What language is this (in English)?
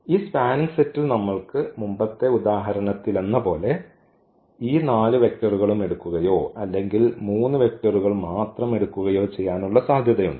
Malayalam